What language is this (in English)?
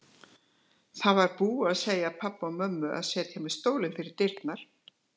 Icelandic